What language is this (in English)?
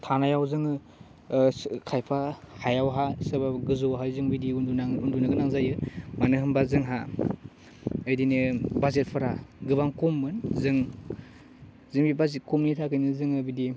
Bodo